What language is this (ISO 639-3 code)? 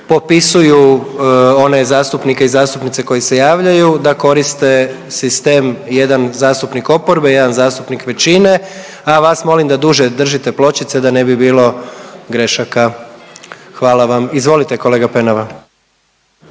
hrv